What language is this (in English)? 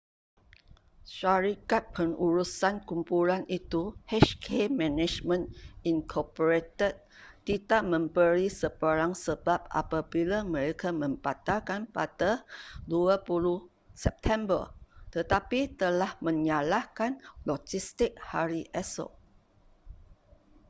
Malay